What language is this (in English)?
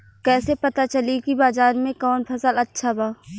Bhojpuri